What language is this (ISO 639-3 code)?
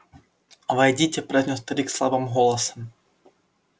rus